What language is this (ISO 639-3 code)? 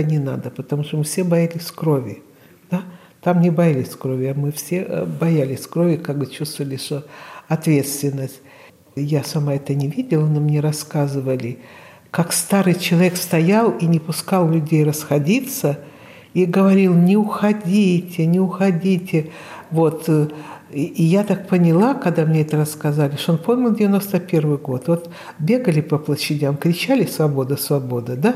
rus